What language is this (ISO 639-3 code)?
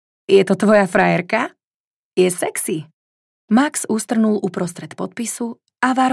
slk